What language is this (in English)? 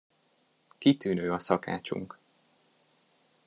Hungarian